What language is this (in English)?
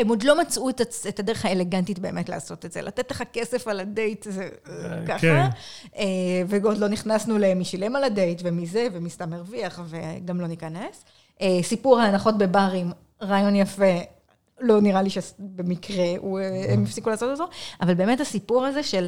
Hebrew